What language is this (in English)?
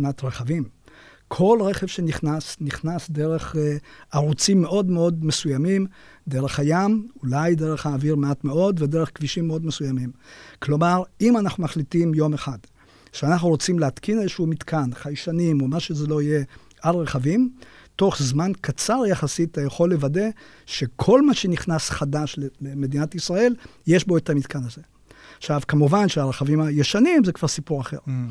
Hebrew